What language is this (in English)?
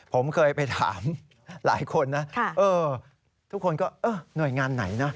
Thai